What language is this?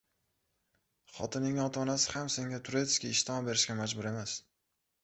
Uzbek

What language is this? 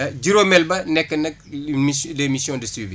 Wolof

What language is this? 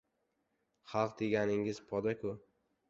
Uzbek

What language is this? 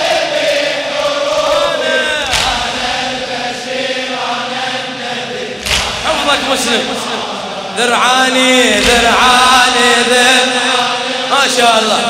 Arabic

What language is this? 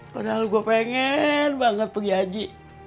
Indonesian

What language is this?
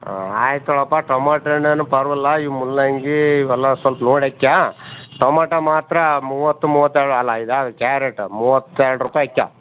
Kannada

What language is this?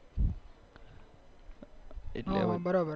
Gujarati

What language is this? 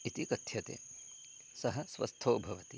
Sanskrit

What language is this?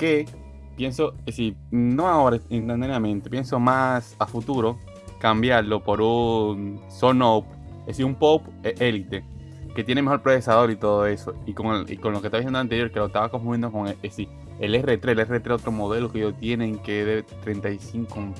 Spanish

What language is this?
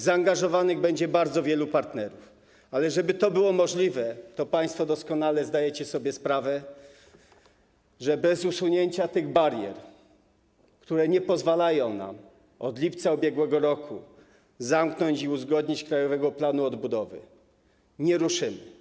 Polish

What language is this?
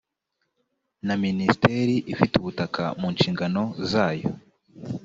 Kinyarwanda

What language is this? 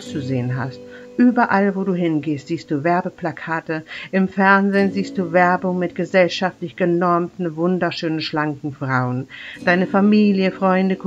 German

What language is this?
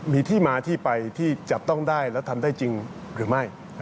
Thai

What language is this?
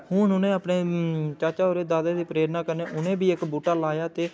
Dogri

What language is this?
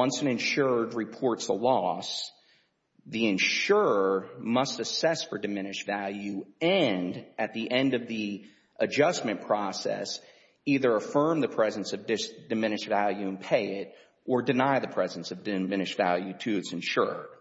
English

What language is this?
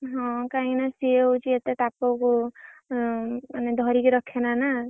Odia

